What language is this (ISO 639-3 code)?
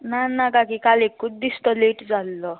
kok